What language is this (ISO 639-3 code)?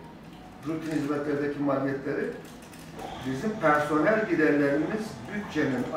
tur